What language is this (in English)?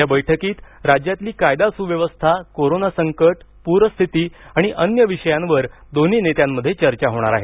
Marathi